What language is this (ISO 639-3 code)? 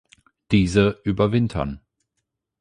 deu